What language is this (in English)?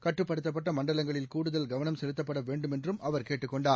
Tamil